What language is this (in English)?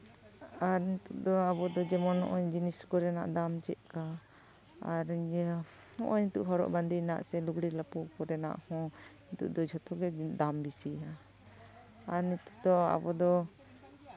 Santali